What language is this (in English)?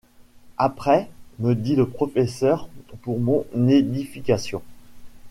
French